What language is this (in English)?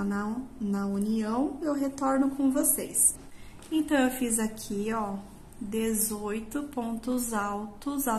Portuguese